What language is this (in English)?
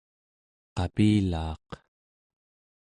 Central Yupik